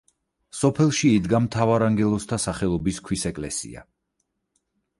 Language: Georgian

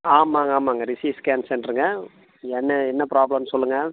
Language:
Tamil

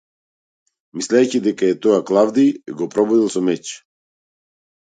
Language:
Macedonian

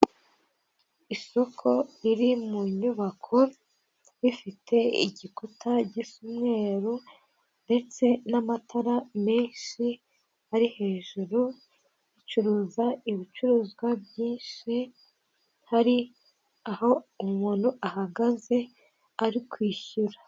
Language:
Kinyarwanda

